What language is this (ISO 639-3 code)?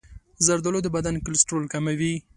pus